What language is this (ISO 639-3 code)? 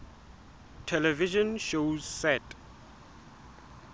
sot